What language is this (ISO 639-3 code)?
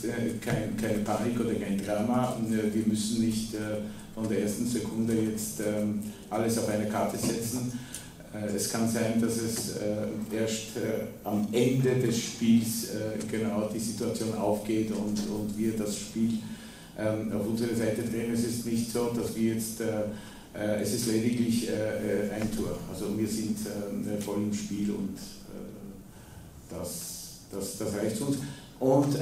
pol